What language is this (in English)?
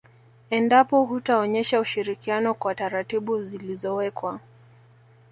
Swahili